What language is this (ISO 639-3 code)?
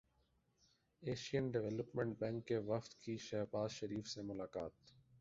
urd